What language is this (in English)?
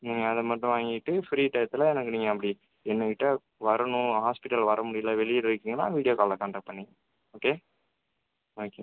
Tamil